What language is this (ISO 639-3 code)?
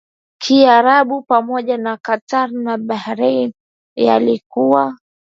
swa